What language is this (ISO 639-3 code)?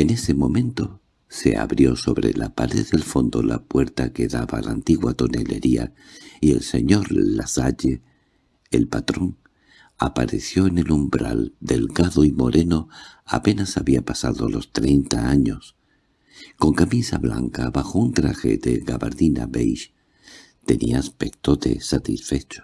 spa